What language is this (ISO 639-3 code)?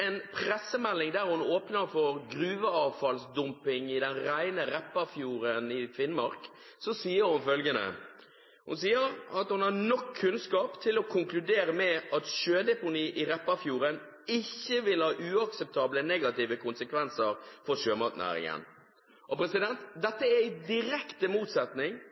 nob